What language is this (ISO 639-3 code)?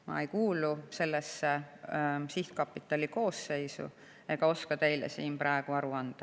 est